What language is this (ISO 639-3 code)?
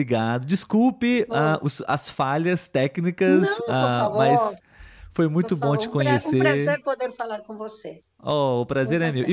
por